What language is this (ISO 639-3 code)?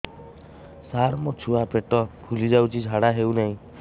ori